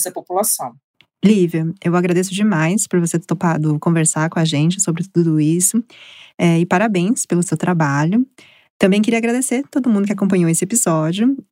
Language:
Portuguese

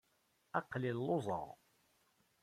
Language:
Kabyle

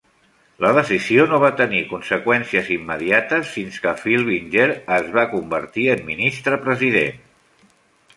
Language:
Catalan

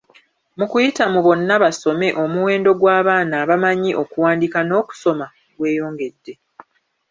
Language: Ganda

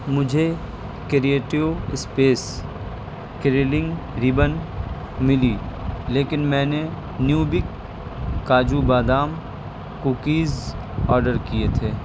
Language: Urdu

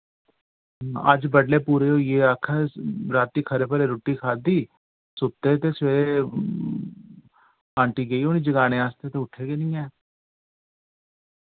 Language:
Dogri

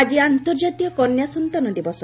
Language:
Odia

